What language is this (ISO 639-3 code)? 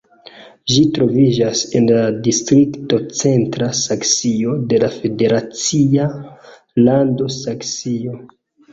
epo